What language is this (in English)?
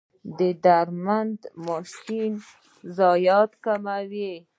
Pashto